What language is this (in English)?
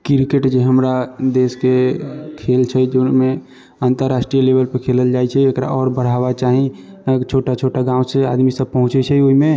Maithili